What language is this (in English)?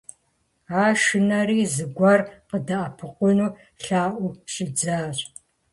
Kabardian